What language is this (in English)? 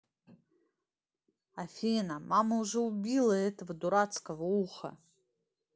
Russian